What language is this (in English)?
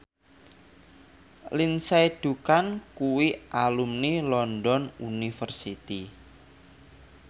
Javanese